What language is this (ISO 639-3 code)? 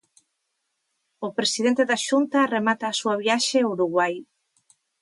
glg